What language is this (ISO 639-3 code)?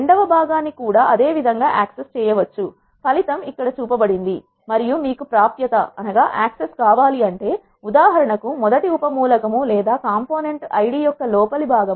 tel